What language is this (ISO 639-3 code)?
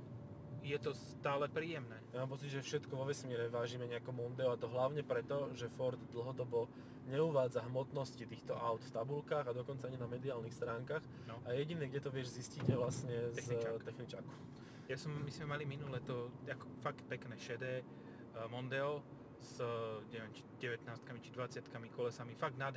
slk